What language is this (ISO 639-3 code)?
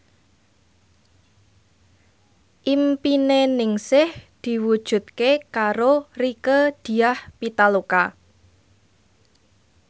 jav